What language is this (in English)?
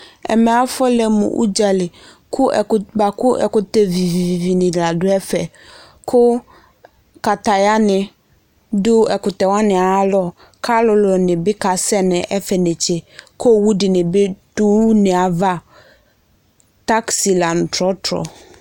Ikposo